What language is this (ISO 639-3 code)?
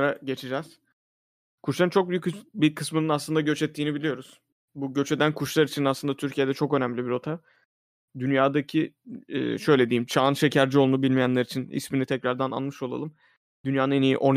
tur